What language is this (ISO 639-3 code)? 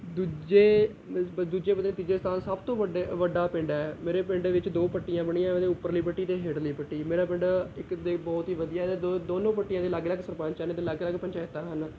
pan